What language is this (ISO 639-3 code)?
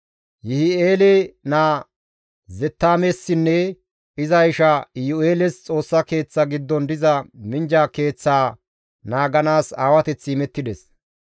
gmv